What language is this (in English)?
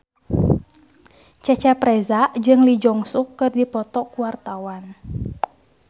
Sundanese